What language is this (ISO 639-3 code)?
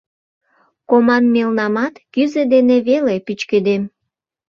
chm